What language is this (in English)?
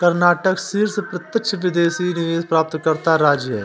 Hindi